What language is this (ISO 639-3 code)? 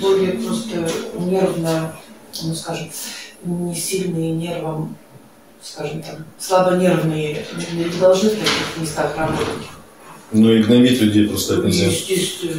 rus